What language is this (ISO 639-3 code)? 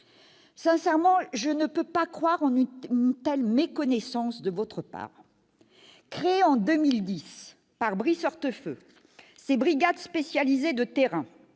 fra